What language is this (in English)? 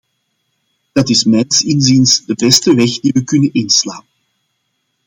Dutch